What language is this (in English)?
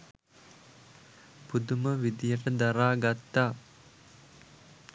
Sinhala